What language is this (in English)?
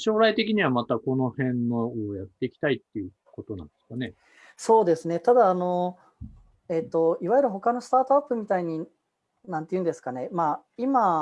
Japanese